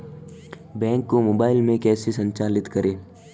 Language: Hindi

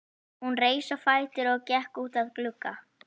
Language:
Icelandic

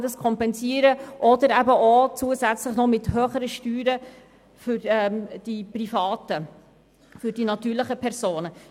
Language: Swiss German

